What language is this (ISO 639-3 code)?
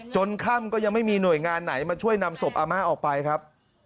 tha